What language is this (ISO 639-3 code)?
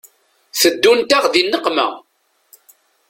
kab